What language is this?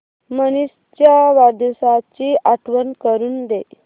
Marathi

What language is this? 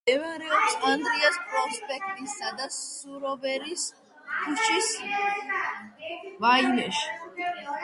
Georgian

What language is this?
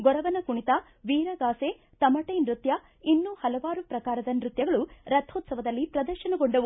Kannada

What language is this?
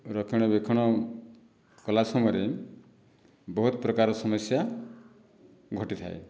Odia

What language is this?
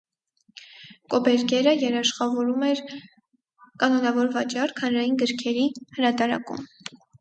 Armenian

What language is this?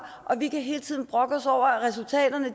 Danish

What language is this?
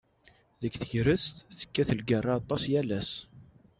Kabyle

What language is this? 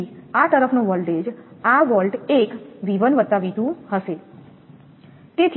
Gujarati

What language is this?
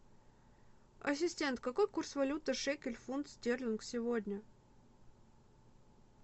Russian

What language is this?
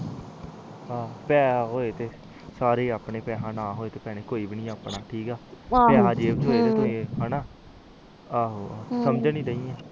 Punjabi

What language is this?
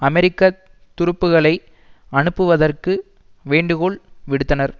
Tamil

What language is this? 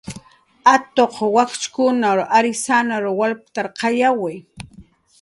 Jaqaru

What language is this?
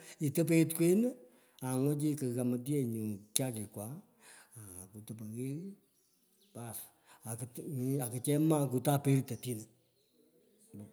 Pökoot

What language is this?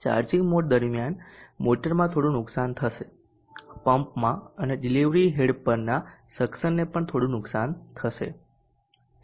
Gujarati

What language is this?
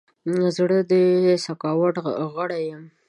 Pashto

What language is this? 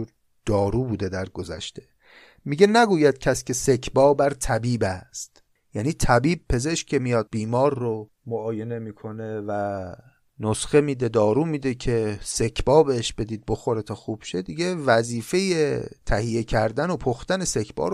Persian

